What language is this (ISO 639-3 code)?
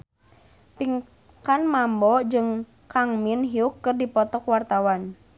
sun